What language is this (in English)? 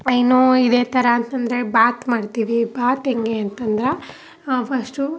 Kannada